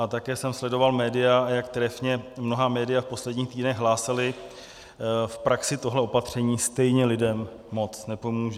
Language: Czech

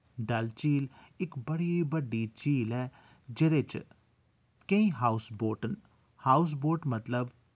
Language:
Dogri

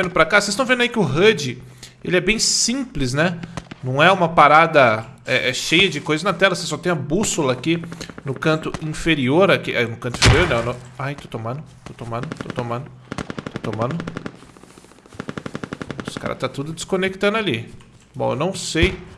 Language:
Portuguese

